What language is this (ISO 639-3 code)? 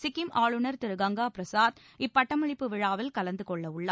tam